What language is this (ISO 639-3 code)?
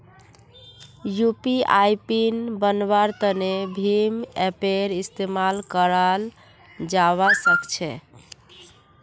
mag